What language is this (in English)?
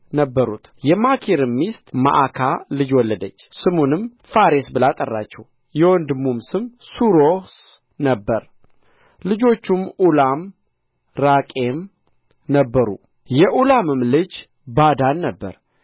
Amharic